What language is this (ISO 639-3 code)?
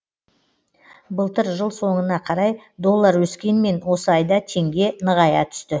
kaz